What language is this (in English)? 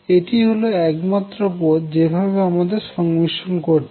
Bangla